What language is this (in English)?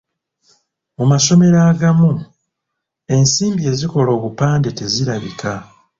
Ganda